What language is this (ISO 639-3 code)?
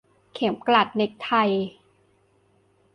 tha